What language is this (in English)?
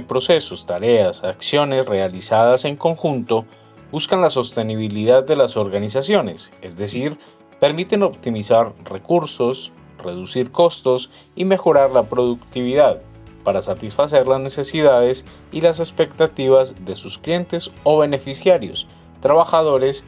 Spanish